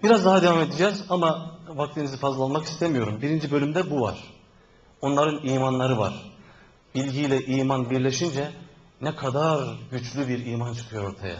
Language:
Turkish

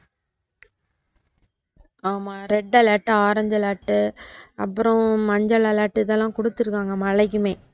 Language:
Tamil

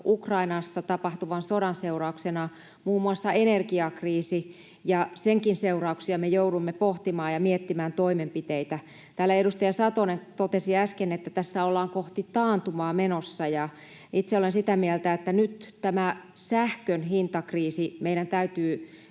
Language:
Finnish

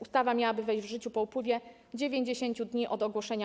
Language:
Polish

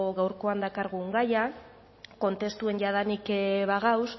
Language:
Basque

